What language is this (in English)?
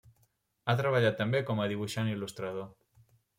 Catalan